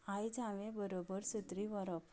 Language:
Konkani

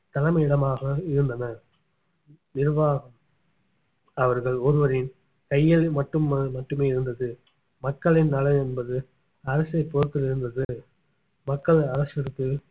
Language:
Tamil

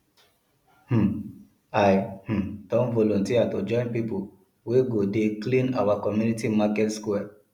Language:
Nigerian Pidgin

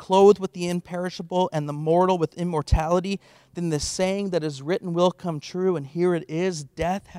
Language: English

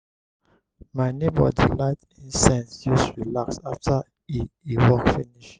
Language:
Nigerian Pidgin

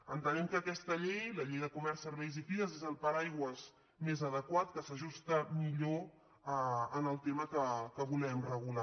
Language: Catalan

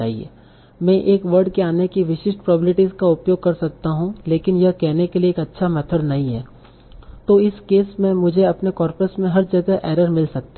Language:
Hindi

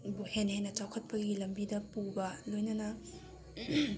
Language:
Manipuri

